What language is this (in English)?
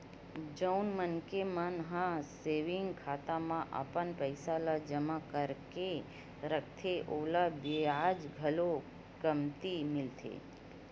Chhattisgarhi